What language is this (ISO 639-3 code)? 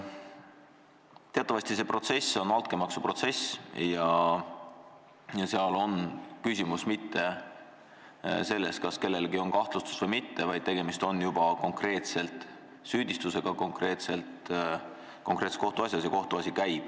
est